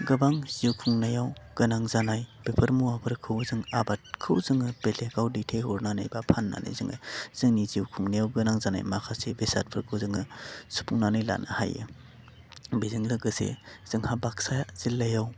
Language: Bodo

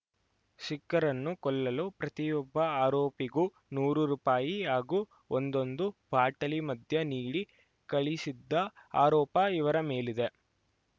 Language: Kannada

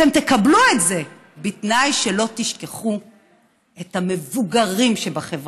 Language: Hebrew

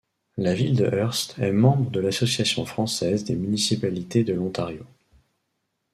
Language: French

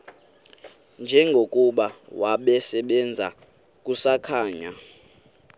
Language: Xhosa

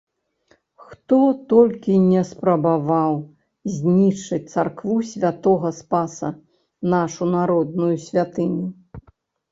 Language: Belarusian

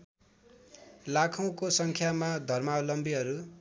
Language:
Nepali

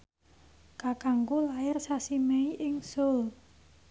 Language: Javanese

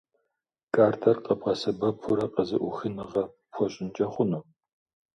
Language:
Kabardian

